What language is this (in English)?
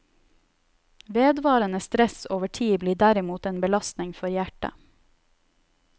Norwegian